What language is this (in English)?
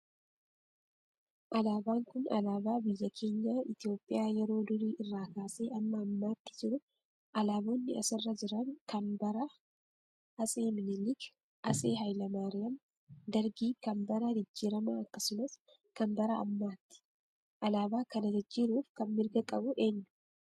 Oromo